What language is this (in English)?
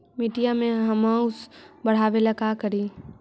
Magahi